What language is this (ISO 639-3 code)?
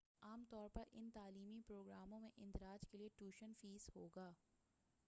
urd